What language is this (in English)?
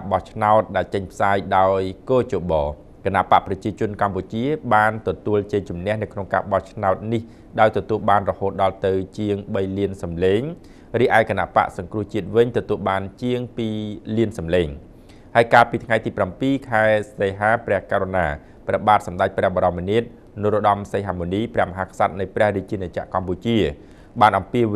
Thai